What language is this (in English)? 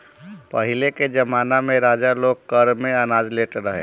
Bhojpuri